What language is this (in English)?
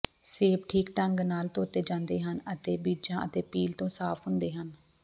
Punjabi